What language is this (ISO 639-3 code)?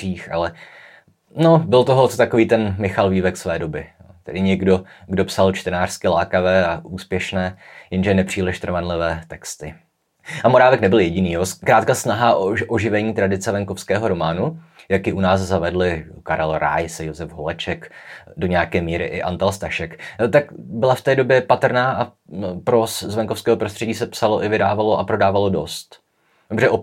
ces